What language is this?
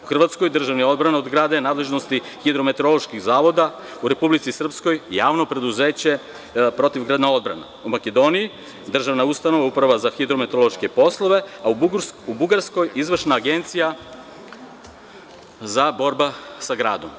Serbian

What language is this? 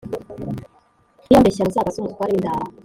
Kinyarwanda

